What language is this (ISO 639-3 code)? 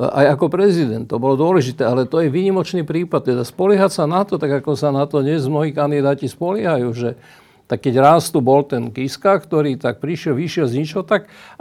slk